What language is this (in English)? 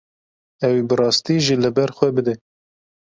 Kurdish